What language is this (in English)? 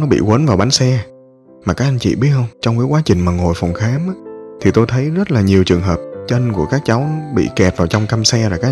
Vietnamese